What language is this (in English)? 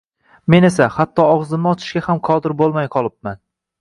Uzbek